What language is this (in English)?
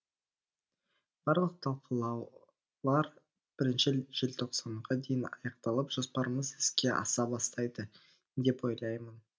Kazakh